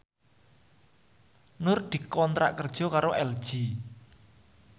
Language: Javanese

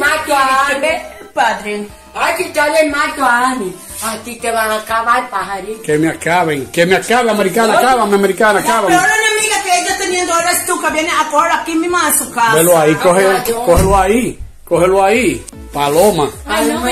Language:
Spanish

